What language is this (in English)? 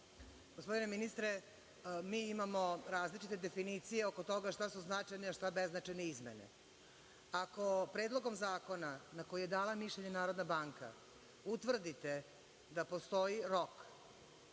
Serbian